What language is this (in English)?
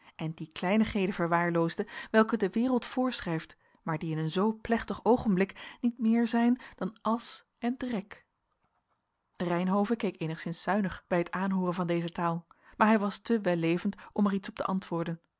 Dutch